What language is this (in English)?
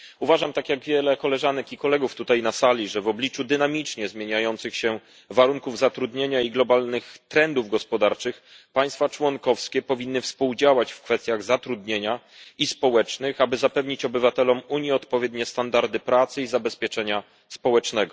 Polish